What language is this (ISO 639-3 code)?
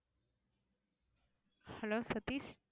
tam